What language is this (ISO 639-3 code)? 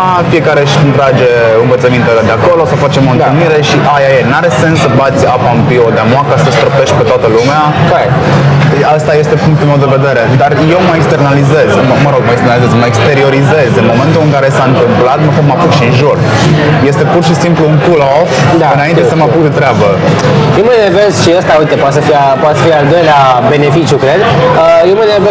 ron